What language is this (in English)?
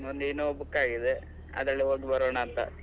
Kannada